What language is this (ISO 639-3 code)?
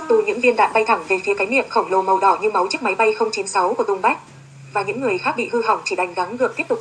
vie